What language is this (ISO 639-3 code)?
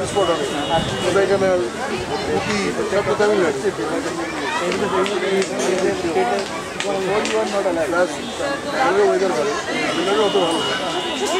ell